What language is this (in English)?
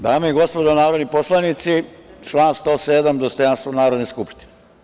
Serbian